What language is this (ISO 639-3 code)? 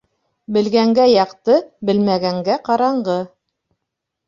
bak